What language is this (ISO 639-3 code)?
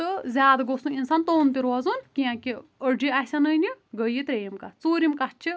kas